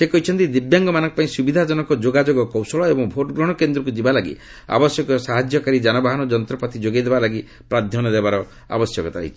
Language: Odia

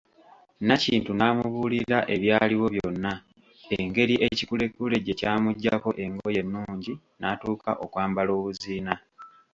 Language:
Ganda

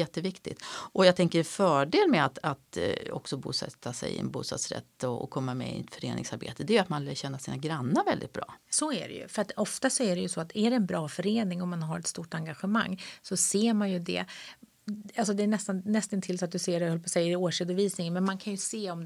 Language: Swedish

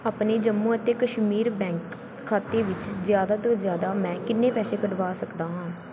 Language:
Punjabi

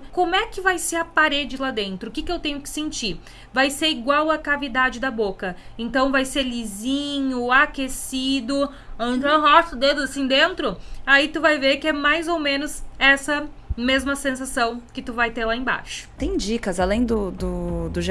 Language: Portuguese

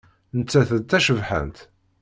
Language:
Kabyle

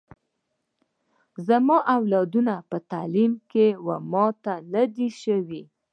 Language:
Pashto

